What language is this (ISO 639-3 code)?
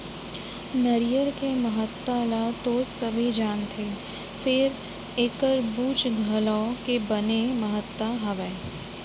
hne